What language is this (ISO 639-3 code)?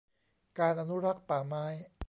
tha